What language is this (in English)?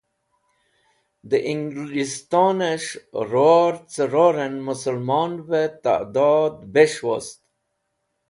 Wakhi